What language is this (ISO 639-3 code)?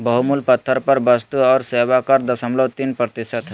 mag